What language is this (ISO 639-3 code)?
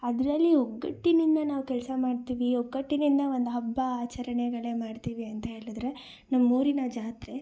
kan